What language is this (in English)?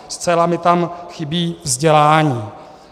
Czech